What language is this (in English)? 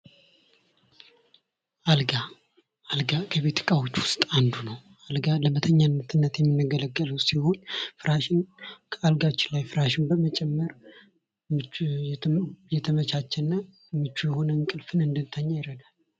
Amharic